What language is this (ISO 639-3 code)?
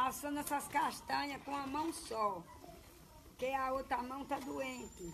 por